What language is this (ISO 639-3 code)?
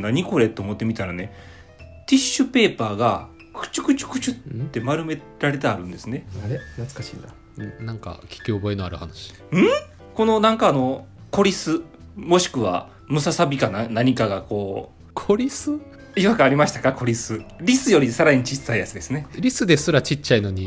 jpn